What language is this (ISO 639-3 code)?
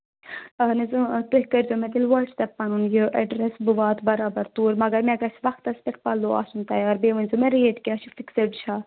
kas